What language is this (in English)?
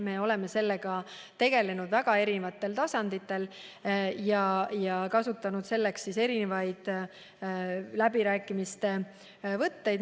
Estonian